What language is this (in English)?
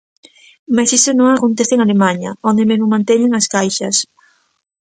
Galician